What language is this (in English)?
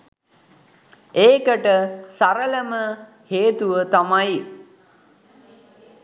Sinhala